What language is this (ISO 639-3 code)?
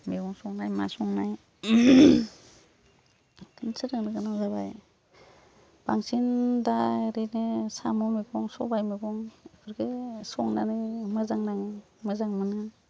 brx